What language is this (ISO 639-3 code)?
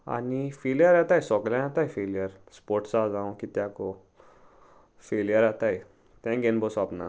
kok